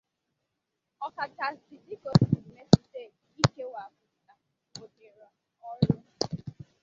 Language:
Igbo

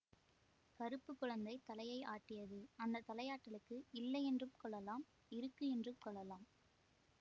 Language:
Tamil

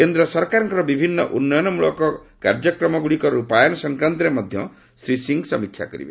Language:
Odia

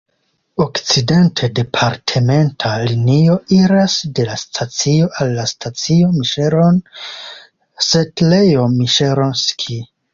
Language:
Esperanto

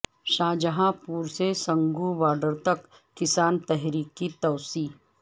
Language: Urdu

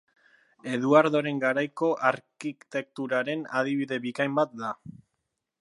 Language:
Basque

